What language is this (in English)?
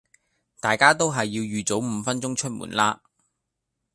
Cantonese